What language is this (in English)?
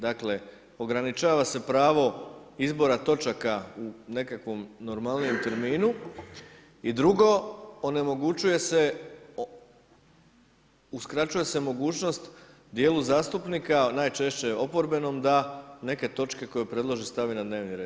Croatian